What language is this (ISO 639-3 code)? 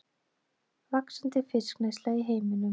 isl